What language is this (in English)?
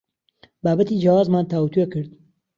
Central Kurdish